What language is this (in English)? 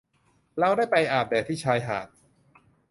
Thai